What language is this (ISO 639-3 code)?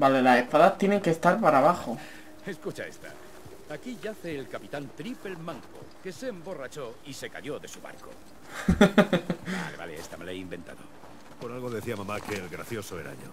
spa